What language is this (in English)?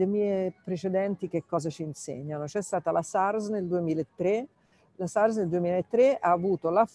Italian